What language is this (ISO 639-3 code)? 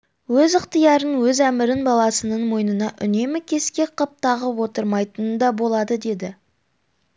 kaz